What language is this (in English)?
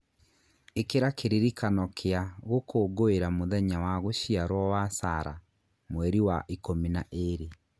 Kikuyu